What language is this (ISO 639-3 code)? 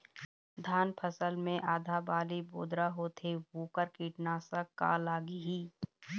hne